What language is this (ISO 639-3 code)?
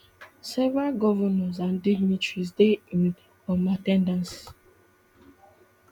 pcm